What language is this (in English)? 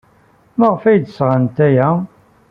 Kabyle